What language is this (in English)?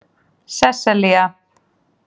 Icelandic